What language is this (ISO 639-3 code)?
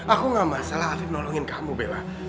ind